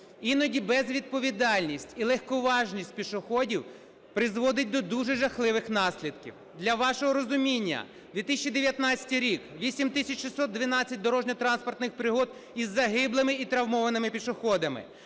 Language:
Ukrainian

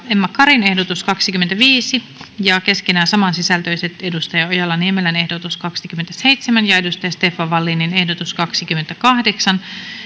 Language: Finnish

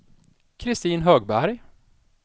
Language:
Swedish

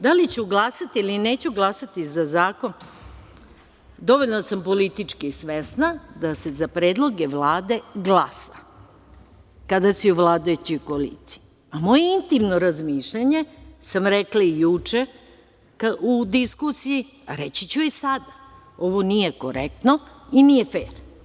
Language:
Serbian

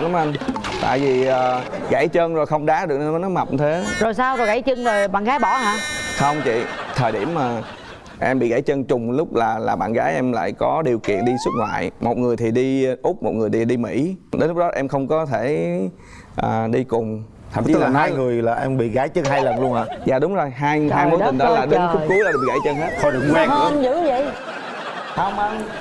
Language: Vietnamese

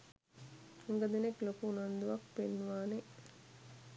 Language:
Sinhala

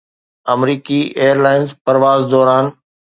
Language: Sindhi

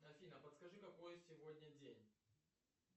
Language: Russian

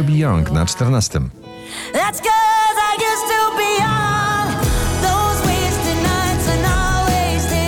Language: Polish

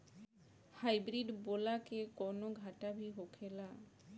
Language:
Bhojpuri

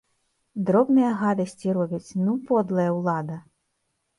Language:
Belarusian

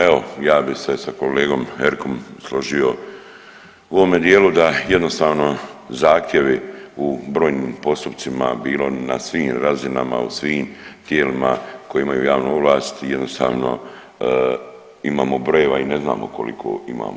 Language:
Croatian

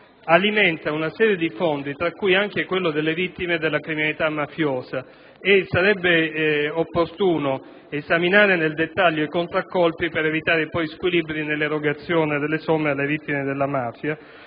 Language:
Italian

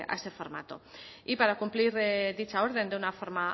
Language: Spanish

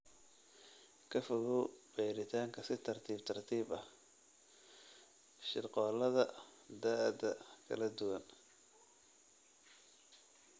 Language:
Somali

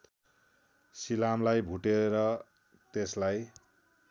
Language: Nepali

